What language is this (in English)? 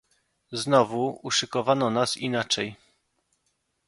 Polish